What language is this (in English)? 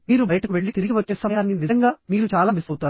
Telugu